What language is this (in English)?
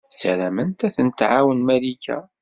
Kabyle